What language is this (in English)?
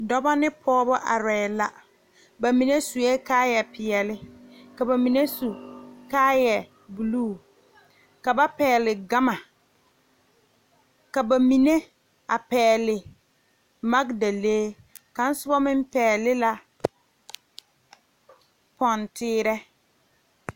Southern Dagaare